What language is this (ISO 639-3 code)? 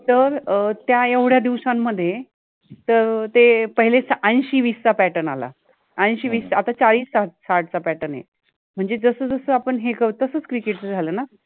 mar